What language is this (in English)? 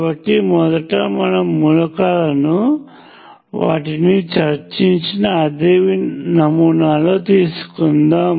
Telugu